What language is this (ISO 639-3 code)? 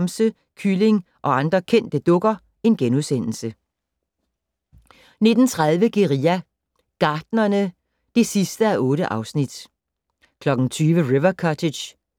dan